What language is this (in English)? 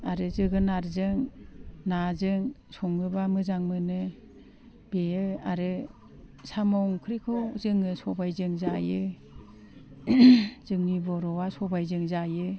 Bodo